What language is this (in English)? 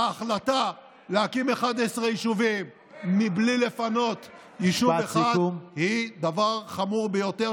Hebrew